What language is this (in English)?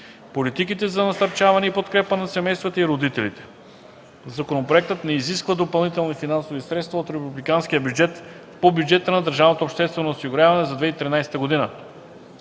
Bulgarian